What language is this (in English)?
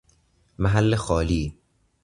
Persian